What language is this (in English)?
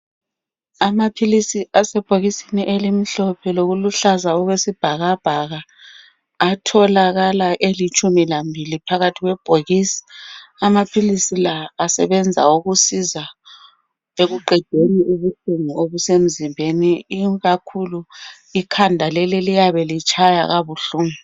North Ndebele